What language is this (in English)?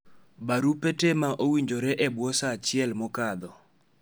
Luo (Kenya and Tanzania)